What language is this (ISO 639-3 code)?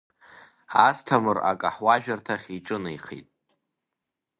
abk